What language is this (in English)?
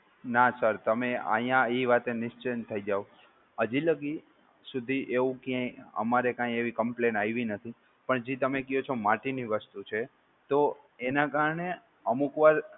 Gujarati